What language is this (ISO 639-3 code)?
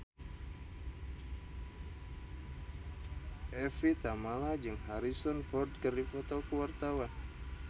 sun